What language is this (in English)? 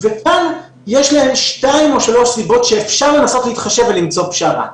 Hebrew